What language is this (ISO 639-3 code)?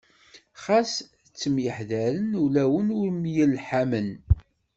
kab